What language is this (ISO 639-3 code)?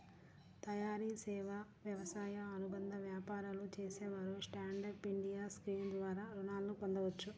tel